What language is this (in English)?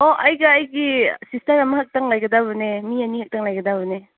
Manipuri